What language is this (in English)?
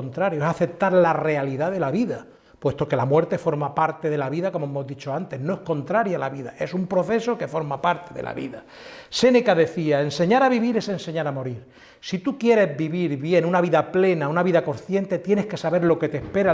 Spanish